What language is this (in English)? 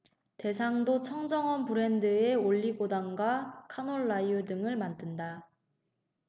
Korean